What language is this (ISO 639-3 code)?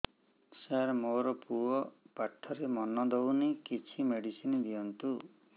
ori